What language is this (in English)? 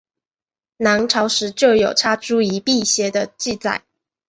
Chinese